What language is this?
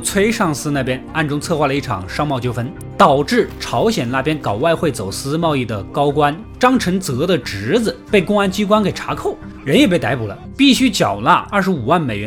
Chinese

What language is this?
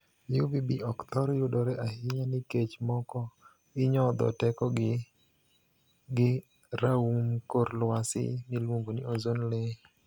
Luo (Kenya and Tanzania)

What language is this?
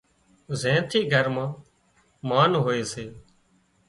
Wadiyara Koli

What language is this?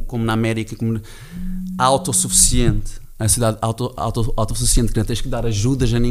Portuguese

